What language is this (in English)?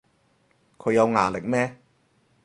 Cantonese